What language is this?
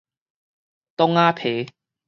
Min Nan Chinese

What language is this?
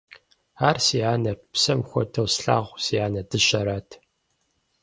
Kabardian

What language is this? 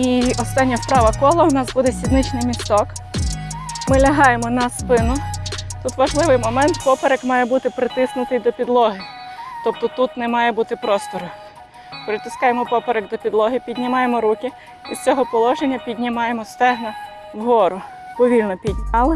Ukrainian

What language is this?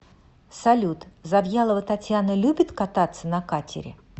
Russian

